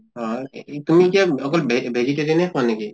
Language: Assamese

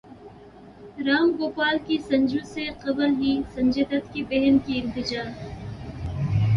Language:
Urdu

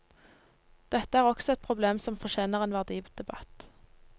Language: Norwegian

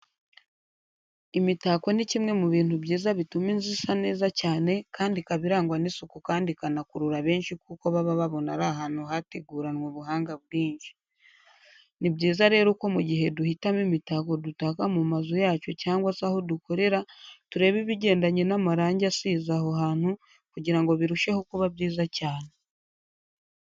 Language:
Kinyarwanda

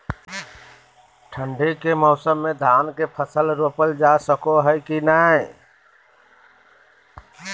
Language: Magahi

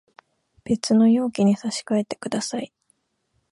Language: Japanese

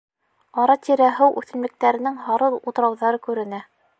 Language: Bashkir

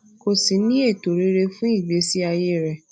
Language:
Yoruba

